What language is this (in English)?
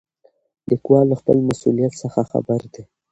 Pashto